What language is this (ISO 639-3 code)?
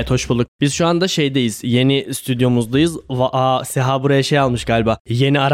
tur